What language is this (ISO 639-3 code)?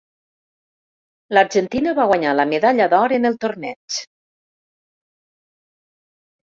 cat